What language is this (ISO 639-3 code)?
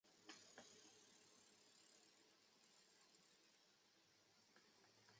zho